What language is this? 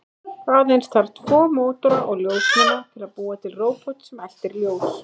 Icelandic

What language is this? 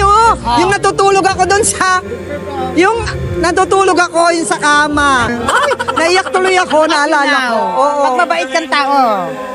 Filipino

